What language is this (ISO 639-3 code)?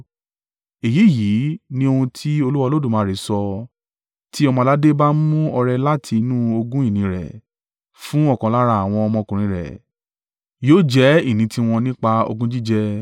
yor